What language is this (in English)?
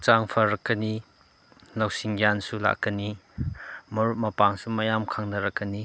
Manipuri